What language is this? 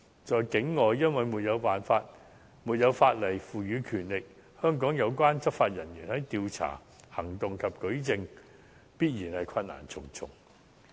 Cantonese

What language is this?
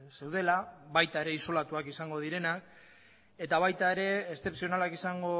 Basque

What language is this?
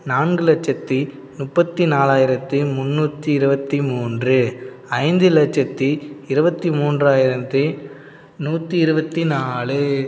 Tamil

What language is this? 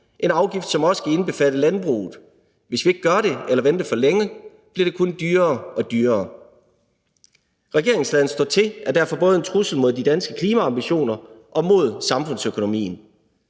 Danish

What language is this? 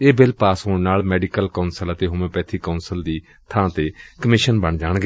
Punjabi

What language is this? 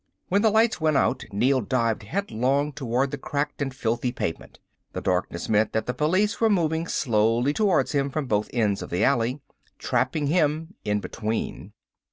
English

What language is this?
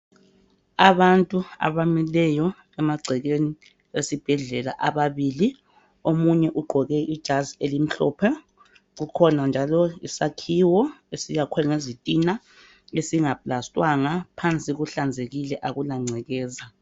North Ndebele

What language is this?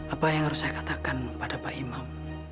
Indonesian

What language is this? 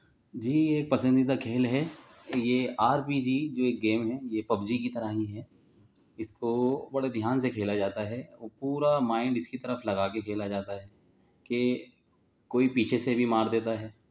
Urdu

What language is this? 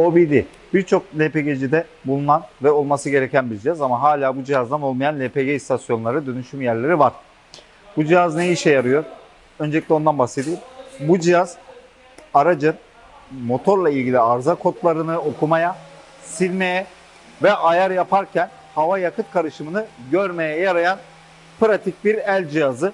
Turkish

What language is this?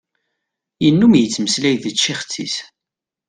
Kabyle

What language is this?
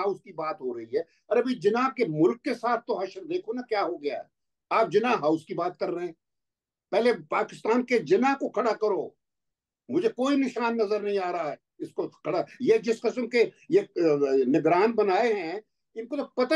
Hindi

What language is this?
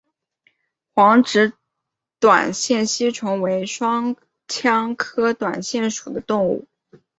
Chinese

